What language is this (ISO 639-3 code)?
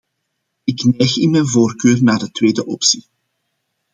nld